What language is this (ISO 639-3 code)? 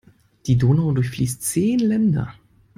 deu